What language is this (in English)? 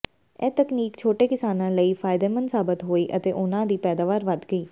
Punjabi